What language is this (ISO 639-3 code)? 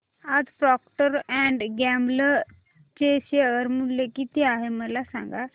mar